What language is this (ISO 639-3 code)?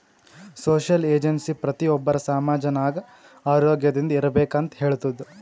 kan